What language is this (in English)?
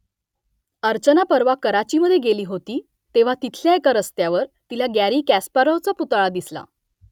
Marathi